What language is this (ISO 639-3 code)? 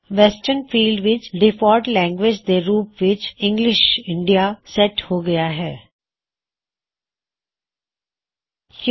pan